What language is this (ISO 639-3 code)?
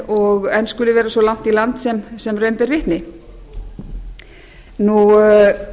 isl